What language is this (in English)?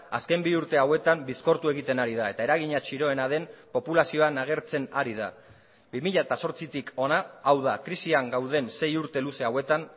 Basque